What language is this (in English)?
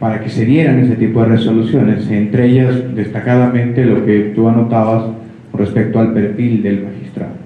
Spanish